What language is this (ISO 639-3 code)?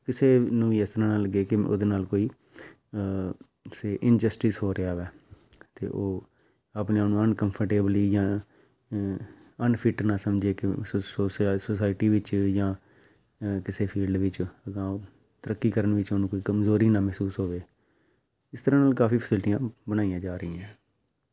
pan